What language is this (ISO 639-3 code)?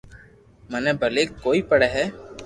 lrk